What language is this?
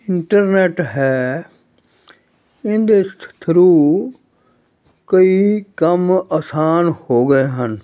Punjabi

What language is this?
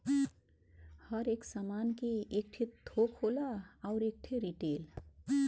Bhojpuri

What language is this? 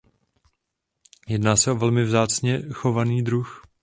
Czech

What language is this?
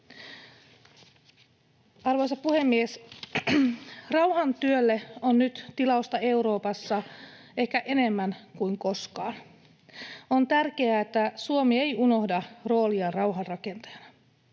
Finnish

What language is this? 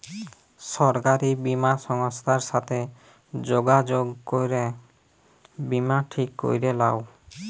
Bangla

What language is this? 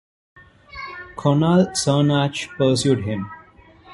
English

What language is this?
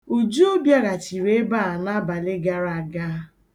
Igbo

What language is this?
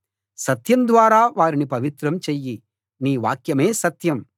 Telugu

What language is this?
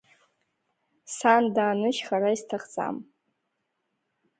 Abkhazian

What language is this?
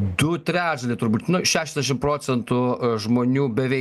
Lithuanian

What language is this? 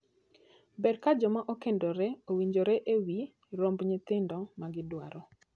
Luo (Kenya and Tanzania)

